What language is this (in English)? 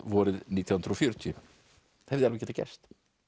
Icelandic